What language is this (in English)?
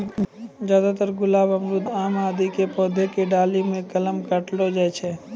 Maithili